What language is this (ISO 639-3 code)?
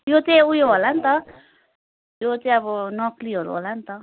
nep